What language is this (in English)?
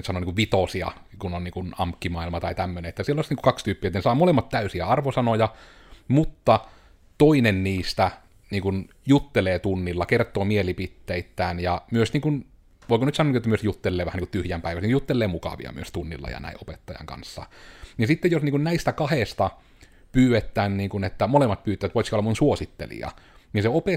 Finnish